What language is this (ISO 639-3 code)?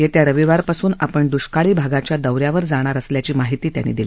mar